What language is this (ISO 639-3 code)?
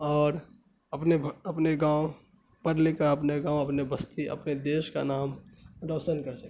urd